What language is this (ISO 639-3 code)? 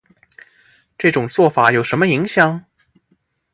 zho